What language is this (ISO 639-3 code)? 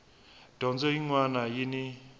tso